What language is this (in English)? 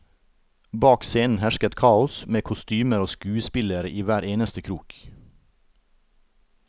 Norwegian